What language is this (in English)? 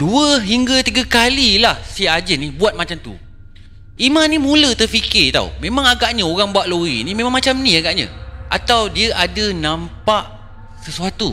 Malay